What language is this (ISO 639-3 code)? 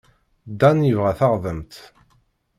kab